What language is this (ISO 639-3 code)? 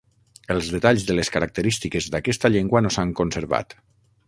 cat